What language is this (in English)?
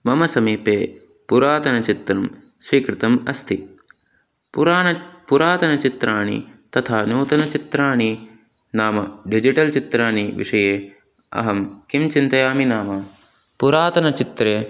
Sanskrit